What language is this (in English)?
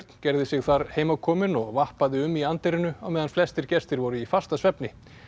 Icelandic